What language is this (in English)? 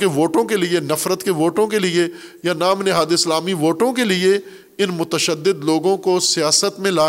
Urdu